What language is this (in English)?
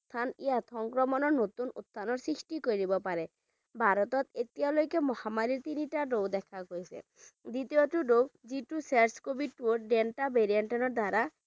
Bangla